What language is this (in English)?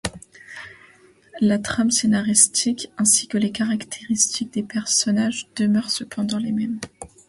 French